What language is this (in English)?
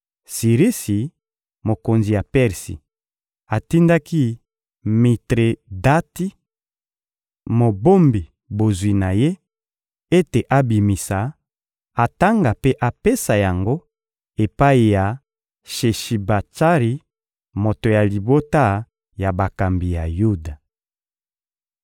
Lingala